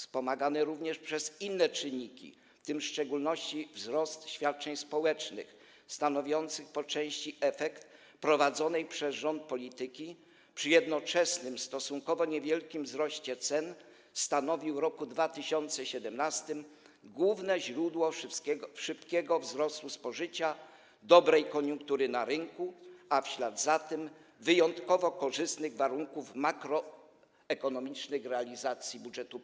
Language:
Polish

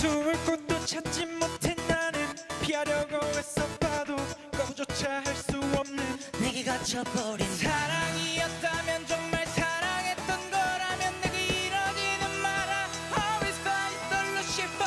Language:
Korean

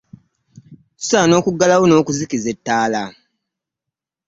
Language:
Ganda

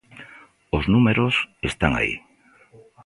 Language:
Galician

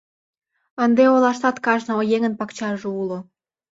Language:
Mari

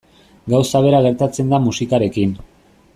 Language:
Basque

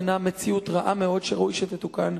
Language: Hebrew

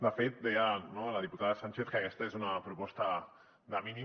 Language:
Catalan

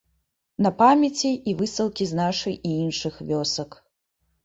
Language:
Belarusian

